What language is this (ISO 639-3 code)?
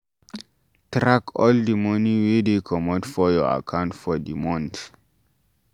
pcm